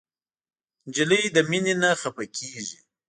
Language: Pashto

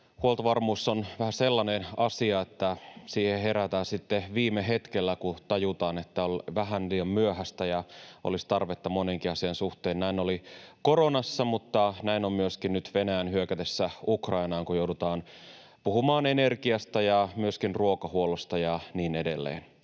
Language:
Finnish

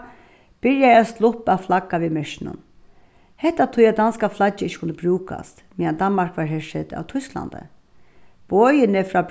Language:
Faroese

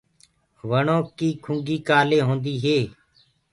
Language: Gurgula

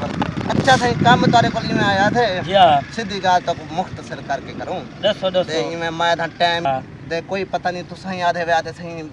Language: Uyghur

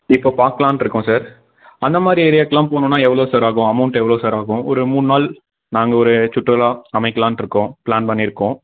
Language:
Tamil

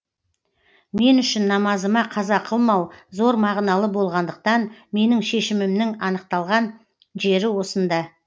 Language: Kazakh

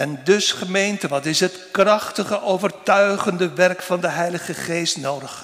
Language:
Dutch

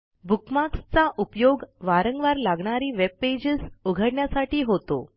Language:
Marathi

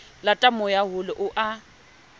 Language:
Southern Sotho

